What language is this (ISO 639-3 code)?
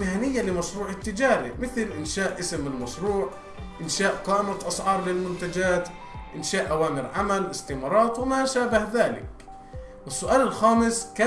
ara